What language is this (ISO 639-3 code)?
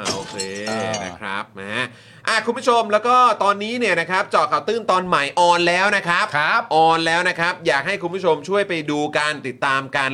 tha